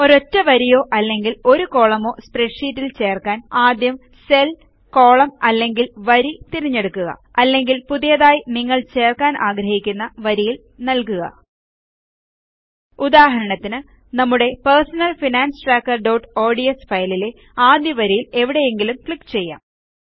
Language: Malayalam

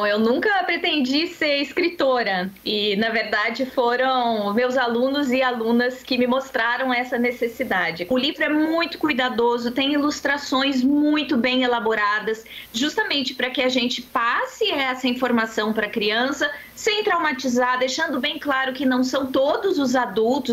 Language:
Portuguese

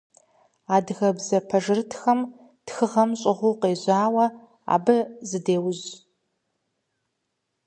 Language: Kabardian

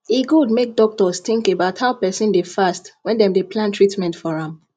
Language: Nigerian Pidgin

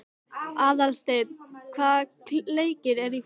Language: Icelandic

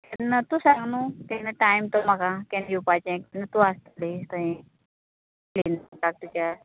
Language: Konkani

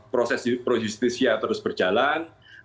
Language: Indonesian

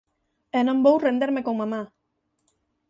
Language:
Galician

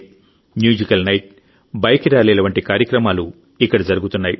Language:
Telugu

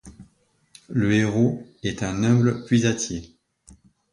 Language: French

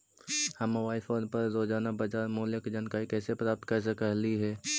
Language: Magahi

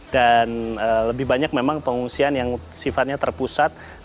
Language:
Indonesian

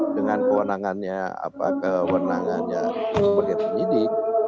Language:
Indonesian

